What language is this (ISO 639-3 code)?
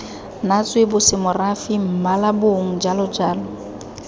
tsn